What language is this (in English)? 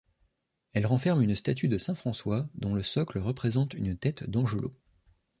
French